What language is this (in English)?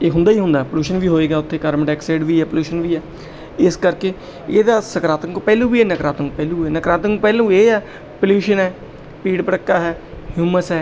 Punjabi